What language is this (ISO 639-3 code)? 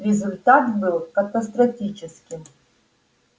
rus